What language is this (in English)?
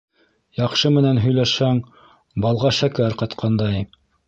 Bashkir